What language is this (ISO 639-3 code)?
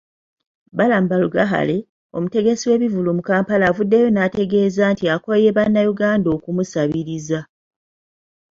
lug